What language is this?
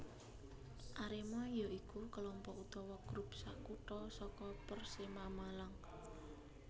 Javanese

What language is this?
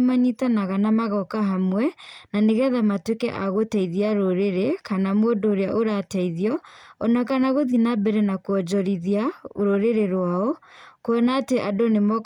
Kikuyu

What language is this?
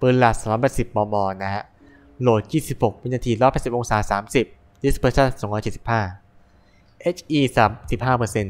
Thai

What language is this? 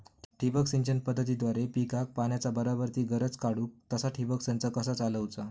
Marathi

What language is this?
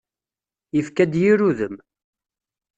Kabyle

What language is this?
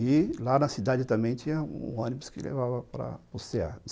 Portuguese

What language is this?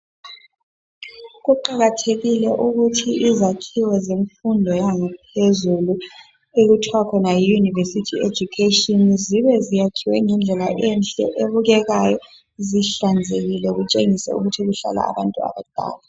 North Ndebele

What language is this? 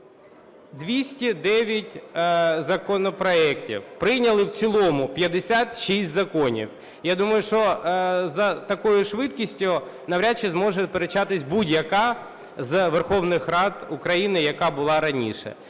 Ukrainian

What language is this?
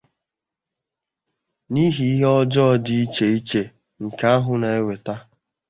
Igbo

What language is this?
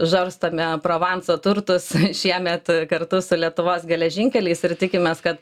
Lithuanian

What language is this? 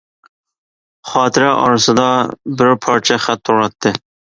Uyghur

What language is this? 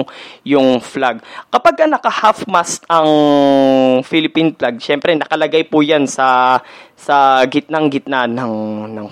Filipino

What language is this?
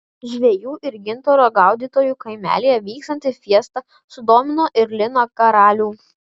Lithuanian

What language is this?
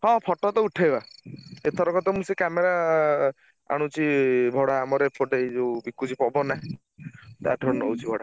Odia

